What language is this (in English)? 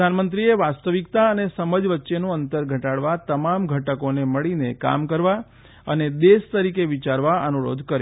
Gujarati